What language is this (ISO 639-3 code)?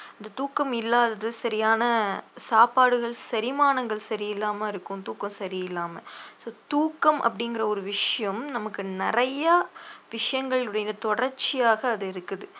tam